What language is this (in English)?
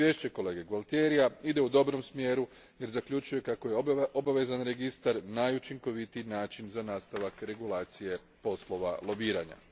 Croatian